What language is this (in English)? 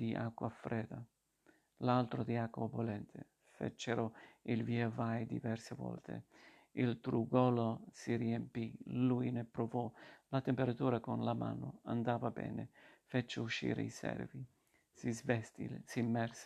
Italian